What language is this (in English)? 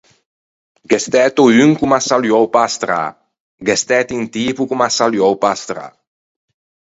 Ligurian